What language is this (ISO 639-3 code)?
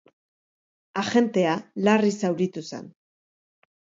eus